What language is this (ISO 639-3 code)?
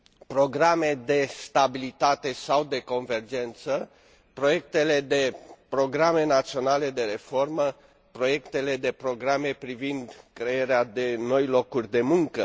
ron